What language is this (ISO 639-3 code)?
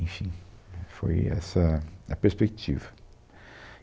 por